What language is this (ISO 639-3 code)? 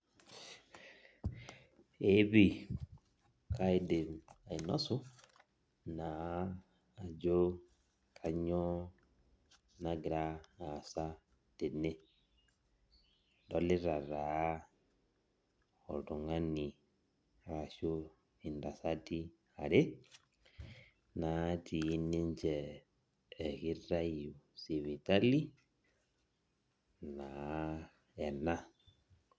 mas